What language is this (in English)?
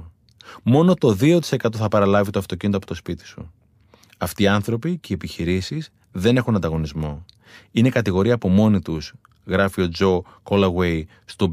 Greek